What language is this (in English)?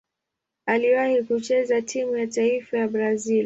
Swahili